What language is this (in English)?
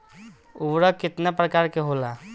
Bhojpuri